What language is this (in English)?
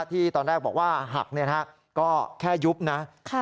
Thai